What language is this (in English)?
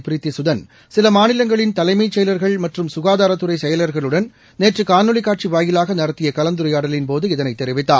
Tamil